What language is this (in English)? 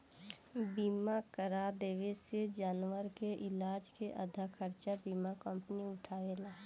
Bhojpuri